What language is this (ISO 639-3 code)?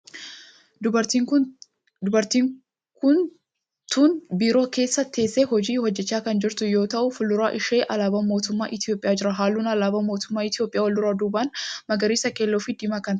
orm